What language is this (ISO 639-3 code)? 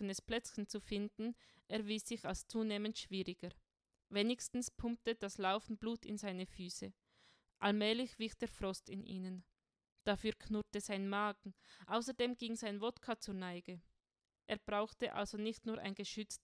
deu